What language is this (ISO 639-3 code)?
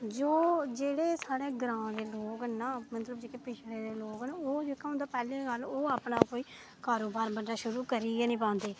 doi